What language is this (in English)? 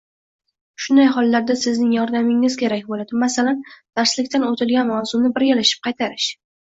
Uzbek